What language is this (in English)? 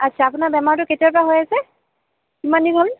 Assamese